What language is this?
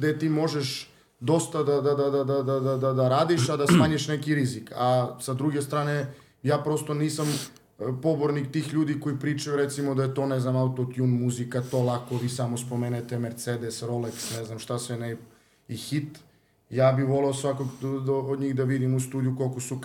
Croatian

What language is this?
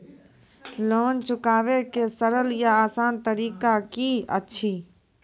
Maithili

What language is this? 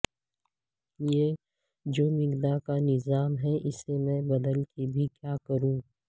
Urdu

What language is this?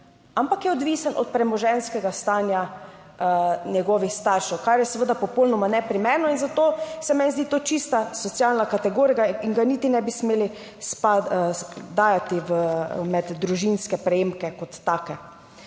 Slovenian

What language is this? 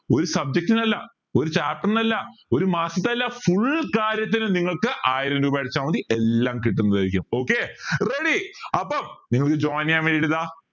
Malayalam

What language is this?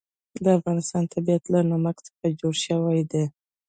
Pashto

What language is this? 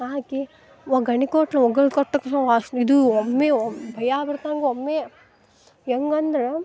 Kannada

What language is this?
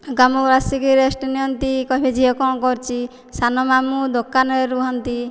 Odia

